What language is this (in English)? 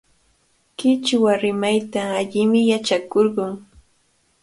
Cajatambo North Lima Quechua